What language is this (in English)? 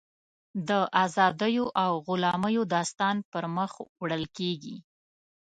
Pashto